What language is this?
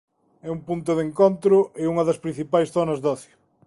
Galician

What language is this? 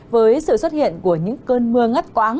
Vietnamese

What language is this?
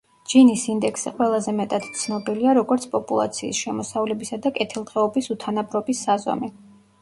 Georgian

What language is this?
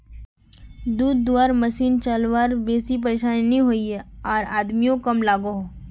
Magahi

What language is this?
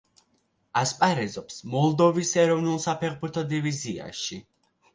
Georgian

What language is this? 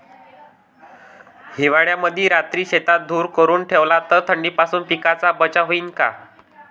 Marathi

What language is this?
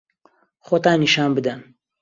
Central Kurdish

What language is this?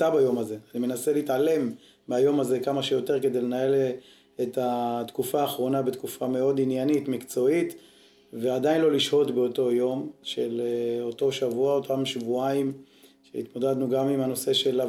Hebrew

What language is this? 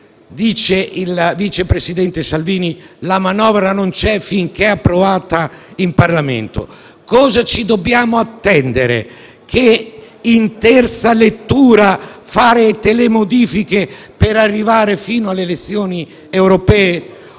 Italian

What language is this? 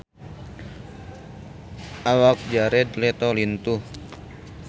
Sundanese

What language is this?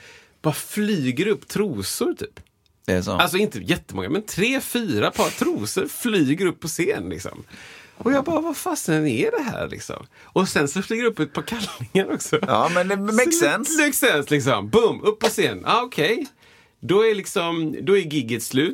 Swedish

